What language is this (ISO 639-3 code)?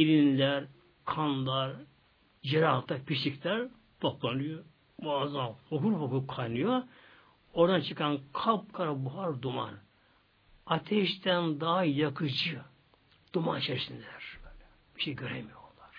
tur